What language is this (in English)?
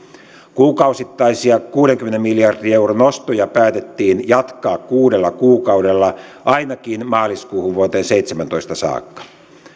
Finnish